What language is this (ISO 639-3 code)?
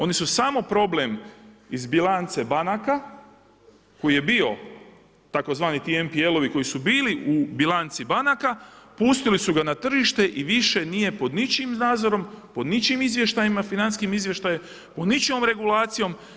hrv